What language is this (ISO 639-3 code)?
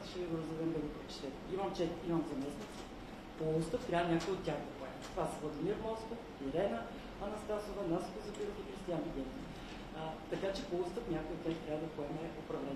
bul